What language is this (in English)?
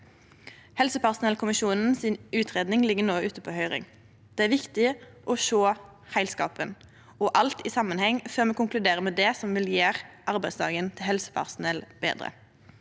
Norwegian